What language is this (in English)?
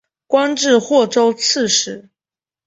Chinese